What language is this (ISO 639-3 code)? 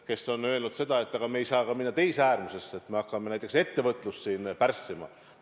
est